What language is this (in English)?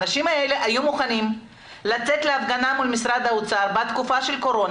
Hebrew